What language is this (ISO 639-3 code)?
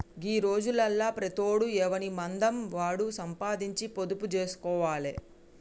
tel